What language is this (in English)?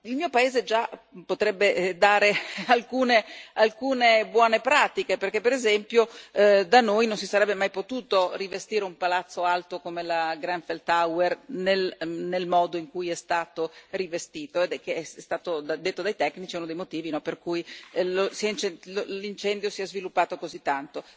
Italian